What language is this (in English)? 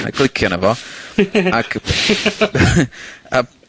Welsh